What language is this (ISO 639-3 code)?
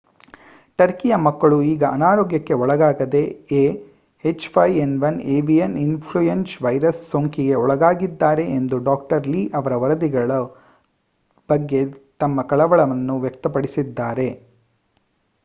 kan